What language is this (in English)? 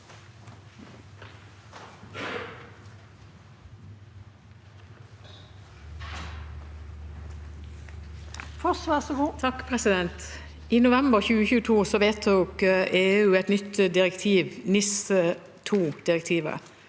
Norwegian